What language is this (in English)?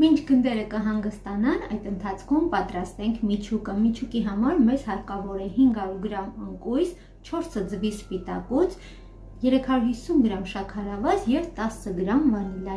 Romanian